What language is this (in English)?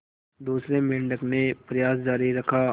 Hindi